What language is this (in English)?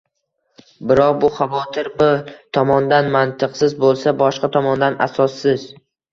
Uzbek